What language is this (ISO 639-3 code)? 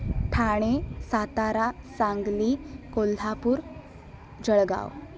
san